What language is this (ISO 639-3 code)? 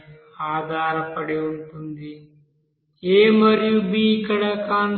tel